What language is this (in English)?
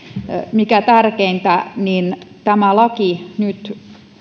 Finnish